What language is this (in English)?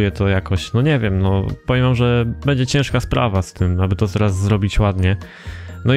Polish